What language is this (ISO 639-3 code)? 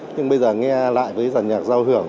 vie